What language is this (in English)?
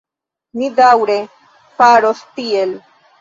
Esperanto